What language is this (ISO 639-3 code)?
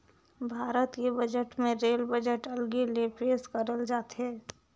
hne